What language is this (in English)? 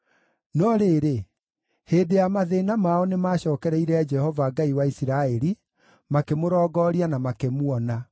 Kikuyu